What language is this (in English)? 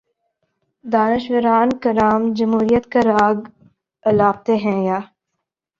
Urdu